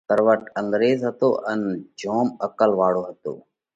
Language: Parkari Koli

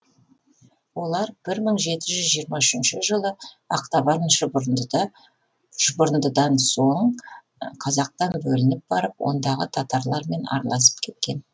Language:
Kazakh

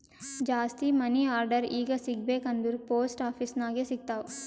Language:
Kannada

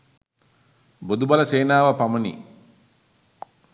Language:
Sinhala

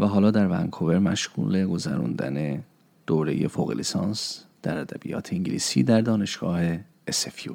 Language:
Persian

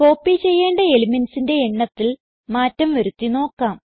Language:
Malayalam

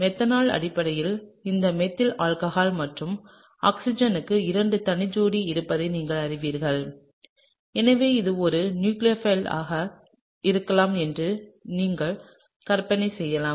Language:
Tamil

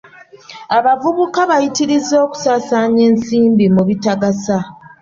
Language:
Ganda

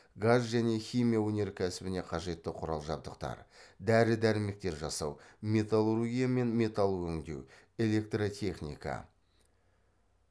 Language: Kazakh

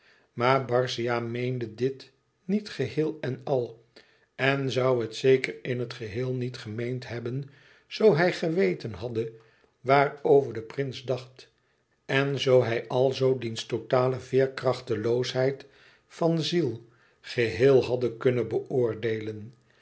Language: Dutch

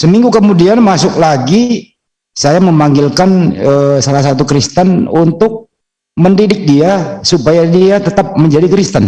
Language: Indonesian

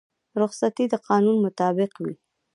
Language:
Pashto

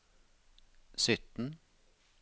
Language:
Norwegian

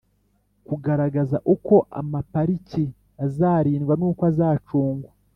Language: Kinyarwanda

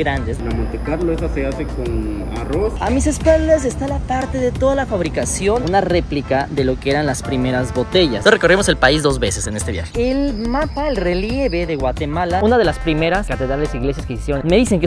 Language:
Spanish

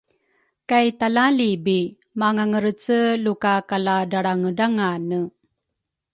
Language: Rukai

